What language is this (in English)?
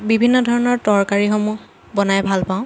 Assamese